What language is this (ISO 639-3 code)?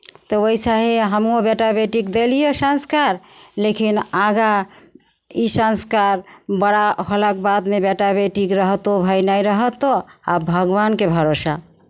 mai